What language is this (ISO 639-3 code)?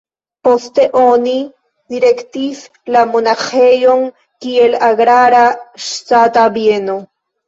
epo